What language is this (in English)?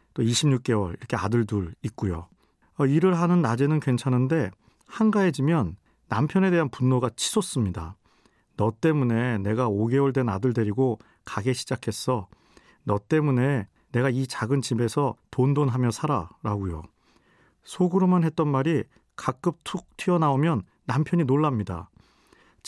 Korean